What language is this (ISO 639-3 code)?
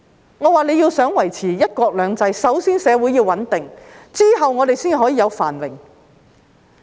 yue